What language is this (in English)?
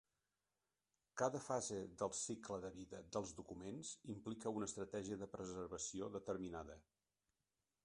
Catalan